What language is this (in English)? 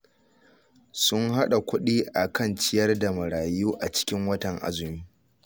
Hausa